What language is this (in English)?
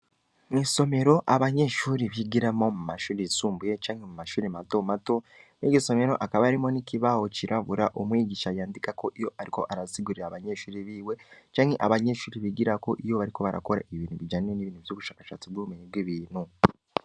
Rundi